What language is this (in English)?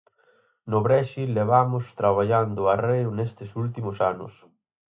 Galician